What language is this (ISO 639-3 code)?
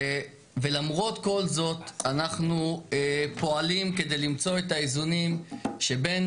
heb